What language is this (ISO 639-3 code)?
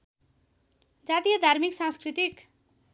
nep